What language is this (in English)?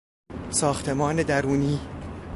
Persian